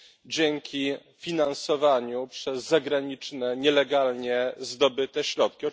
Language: Polish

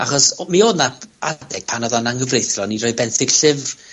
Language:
Welsh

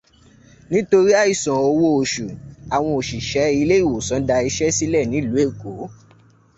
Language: Yoruba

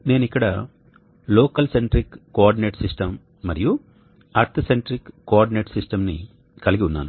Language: Telugu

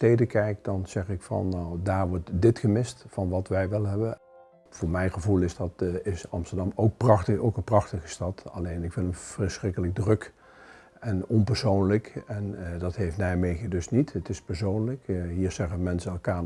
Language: Dutch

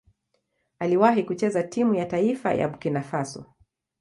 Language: Swahili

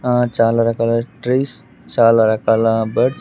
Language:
Telugu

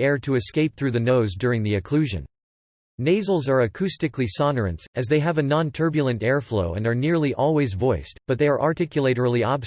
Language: English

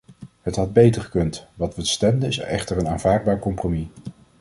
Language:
Dutch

